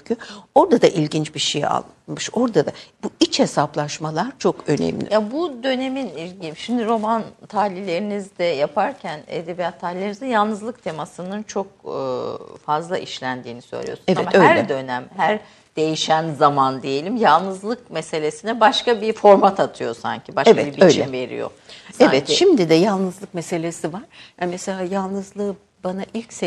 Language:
Turkish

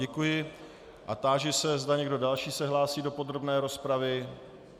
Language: Czech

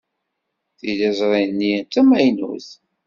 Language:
Kabyle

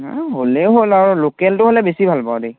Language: Assamese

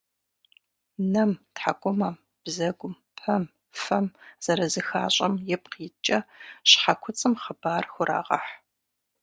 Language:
Kabardian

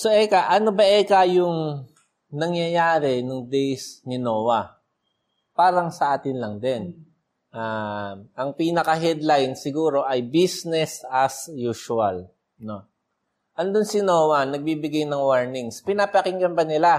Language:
Filipino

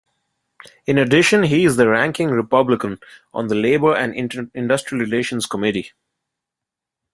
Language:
English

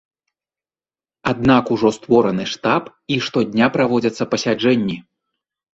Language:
Belarusian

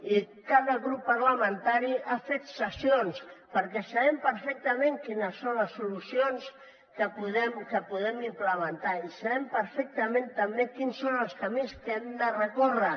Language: Catalan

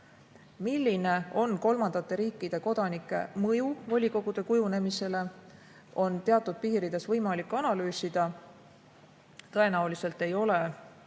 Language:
Estonian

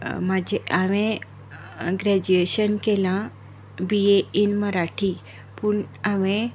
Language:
Konkani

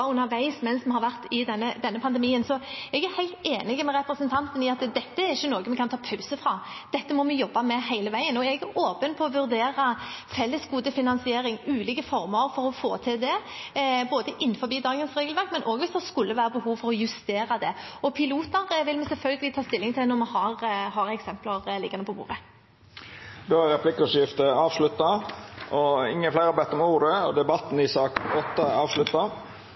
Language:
Norwegian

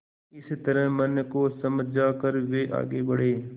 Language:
Hindi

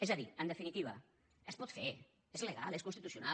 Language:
Catalan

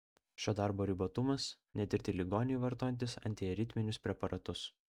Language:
Lithuanian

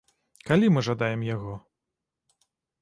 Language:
Belarusian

